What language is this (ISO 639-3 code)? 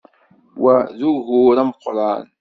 kab